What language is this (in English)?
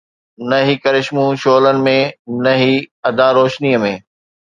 Sindhi